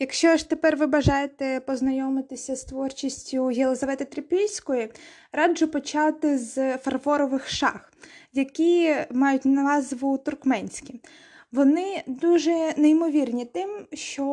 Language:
Ukrainian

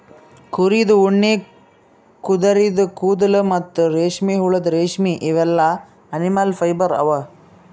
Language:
Kannada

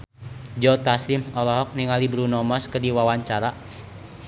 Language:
Sundanese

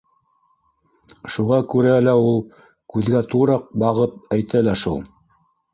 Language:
Bashkir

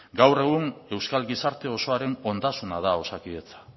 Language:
Basque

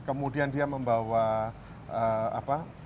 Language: Indonesian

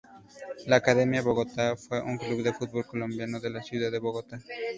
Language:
Spanish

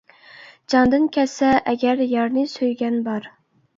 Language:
Uyghur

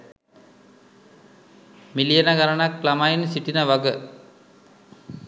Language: Sinhala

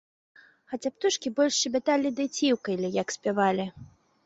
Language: Belarusian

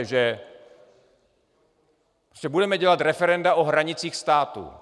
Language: Czech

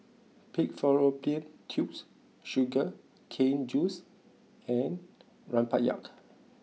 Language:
English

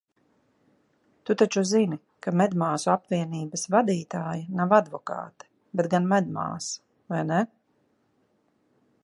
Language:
Latvian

